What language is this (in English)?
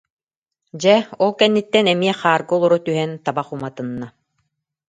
Yakut